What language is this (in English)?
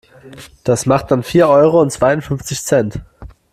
German